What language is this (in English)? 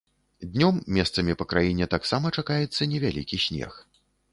Belarusian